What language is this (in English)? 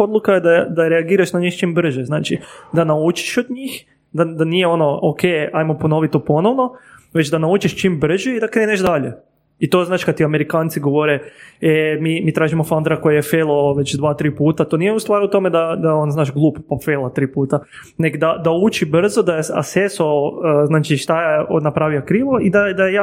Croatian